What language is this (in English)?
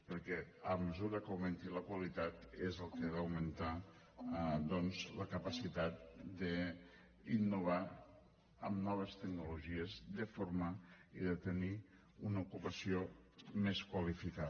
Catalan